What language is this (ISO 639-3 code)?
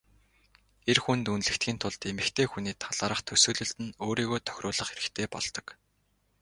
mon